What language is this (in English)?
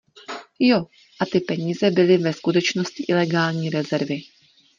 Czech